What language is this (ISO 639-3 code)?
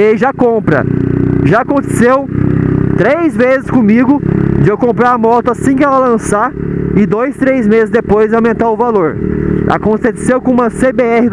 por